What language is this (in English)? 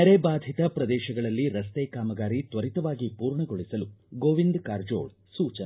Kannada